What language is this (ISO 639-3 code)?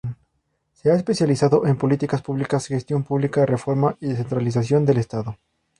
spa